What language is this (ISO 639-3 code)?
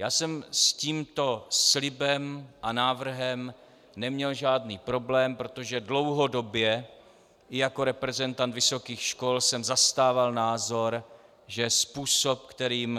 ces